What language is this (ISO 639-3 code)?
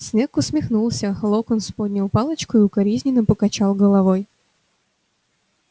rus